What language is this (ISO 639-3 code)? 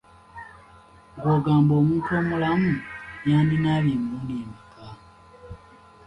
lug